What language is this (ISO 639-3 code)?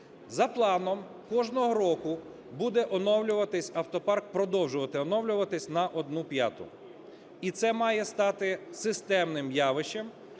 ukr